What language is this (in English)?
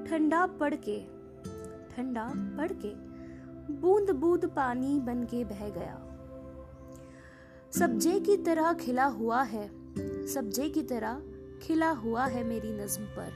Hindi